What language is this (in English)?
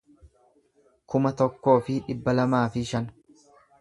Oromo